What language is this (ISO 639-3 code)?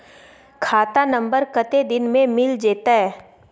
mai